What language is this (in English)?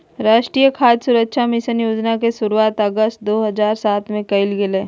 Magahi